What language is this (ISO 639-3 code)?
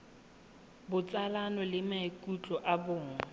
tsn